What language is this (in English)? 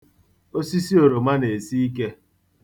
Igbo